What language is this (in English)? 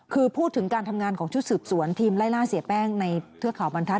Thai